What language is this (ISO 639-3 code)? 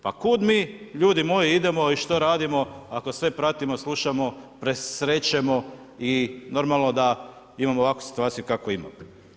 hrv